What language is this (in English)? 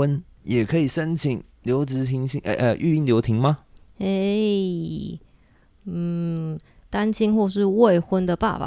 Chinese